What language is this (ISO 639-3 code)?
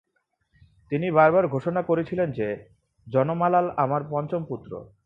ben